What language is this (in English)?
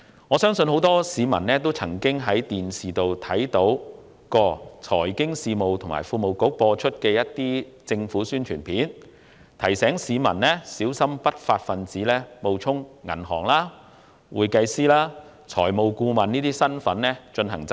Cantonese